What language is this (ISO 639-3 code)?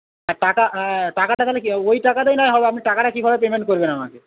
ben